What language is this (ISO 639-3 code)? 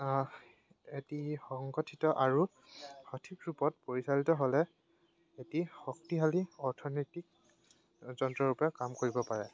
asm